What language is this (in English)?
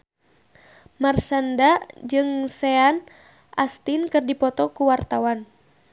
Sundanese